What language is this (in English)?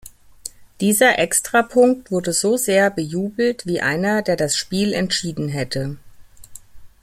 German